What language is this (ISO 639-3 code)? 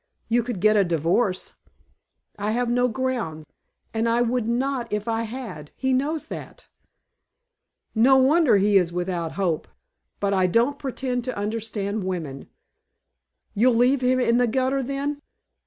eng